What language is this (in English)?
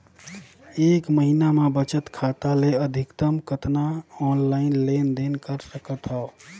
Chhattisgarhi